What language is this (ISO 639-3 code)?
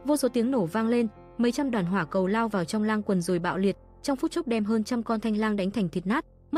vie